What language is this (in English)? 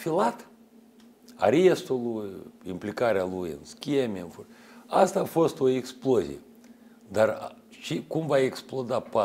Russian